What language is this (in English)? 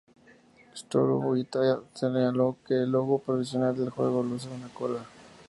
Spanish